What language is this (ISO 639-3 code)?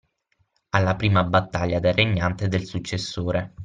ita